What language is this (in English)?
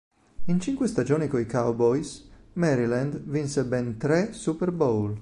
Italian